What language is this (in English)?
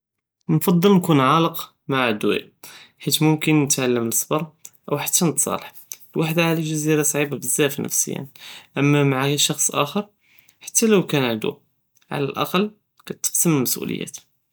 Judeo-Arabic